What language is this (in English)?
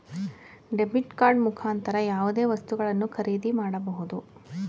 Kannada